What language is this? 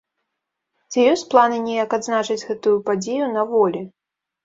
Belarusian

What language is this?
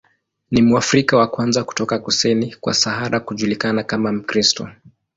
Swahili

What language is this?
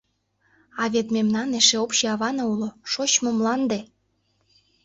Mari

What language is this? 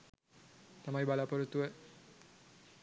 Sinhala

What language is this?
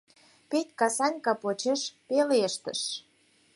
Mari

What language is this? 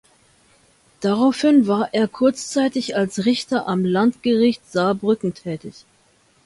German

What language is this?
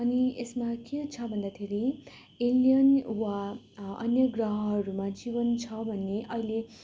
Nepali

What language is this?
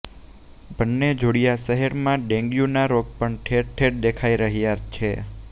Gujarati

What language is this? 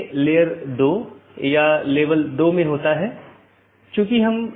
Hindi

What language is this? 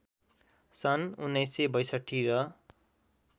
Nepali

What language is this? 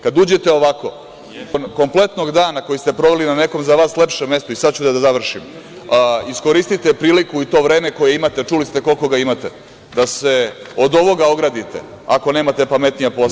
Serbian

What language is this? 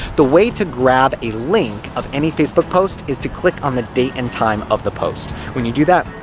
English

